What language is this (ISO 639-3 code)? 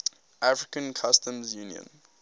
eng